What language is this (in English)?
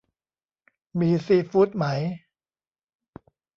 Thai